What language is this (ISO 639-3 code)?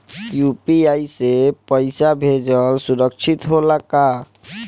bho